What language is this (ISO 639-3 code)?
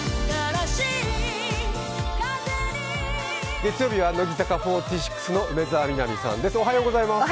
jpn